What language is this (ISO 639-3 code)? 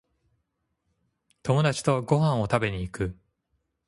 jpn